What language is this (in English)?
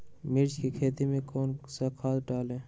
Magahi